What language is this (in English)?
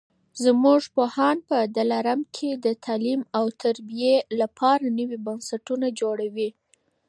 Pashto